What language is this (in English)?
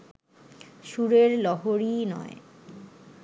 Bangla